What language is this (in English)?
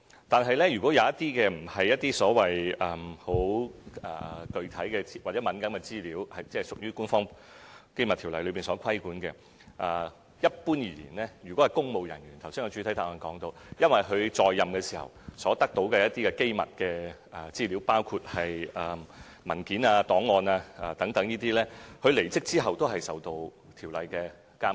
Cantonese